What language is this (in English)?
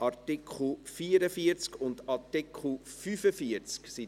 Swiss German